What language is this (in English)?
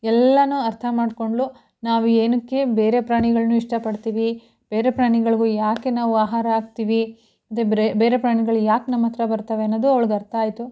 Kannada